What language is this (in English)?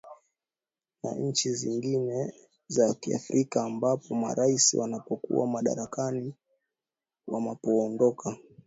Swahili